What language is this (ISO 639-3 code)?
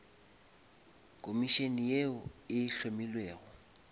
nso